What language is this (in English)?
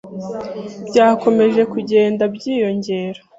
Kinyarwanda